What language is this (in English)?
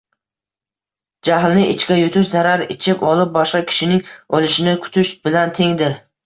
Uzbek